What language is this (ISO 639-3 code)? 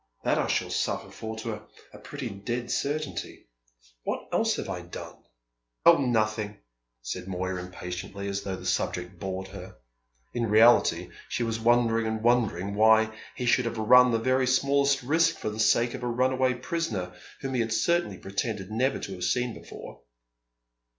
eng